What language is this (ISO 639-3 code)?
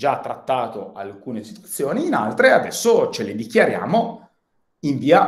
ita